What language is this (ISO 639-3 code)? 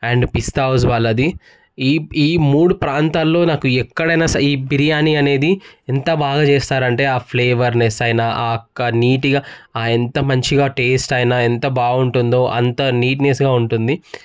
tel